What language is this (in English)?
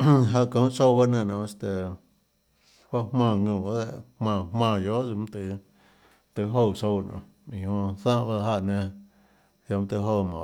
Tlacoatzintepec Chinantec